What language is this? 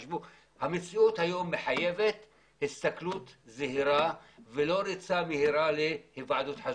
Hebrew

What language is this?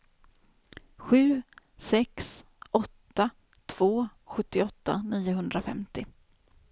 Swedish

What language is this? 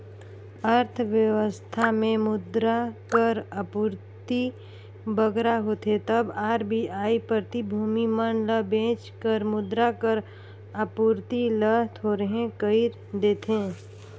Chhattisgarhi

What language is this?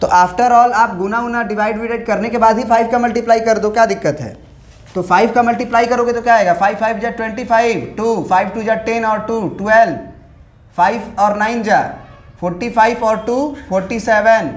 Hindi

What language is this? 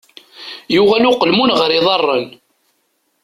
Kabyle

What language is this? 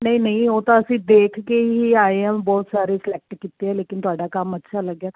Punjabi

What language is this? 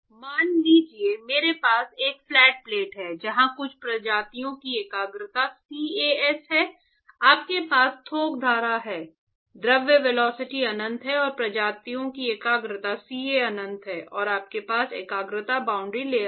Hindi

